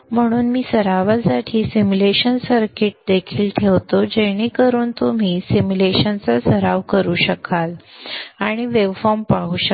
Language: Marathi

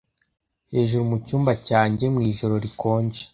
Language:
Kinyarwanda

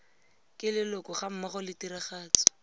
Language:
Tswana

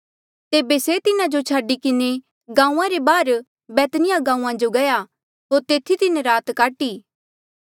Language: Mandeali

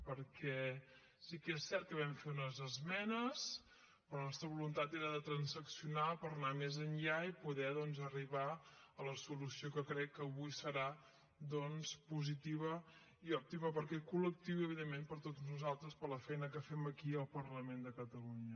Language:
Catalan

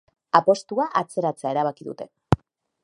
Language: Basque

